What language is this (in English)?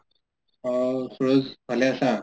Assamese